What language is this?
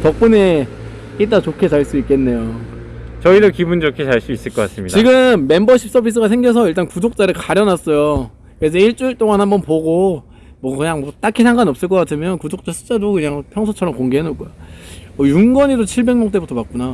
Korean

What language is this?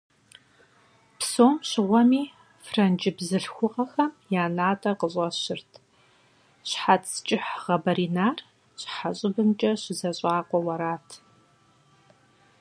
Kabardian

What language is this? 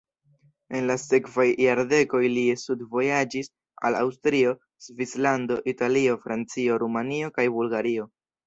Esperanto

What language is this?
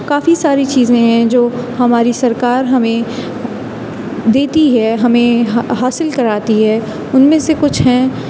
Urdu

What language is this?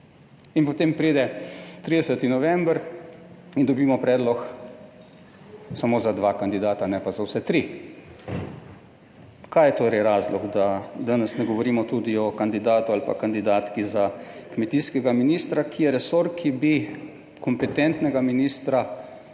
Slovenian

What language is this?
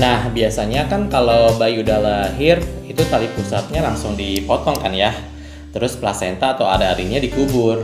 Indonesian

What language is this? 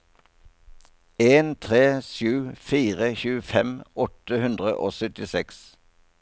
Norwegian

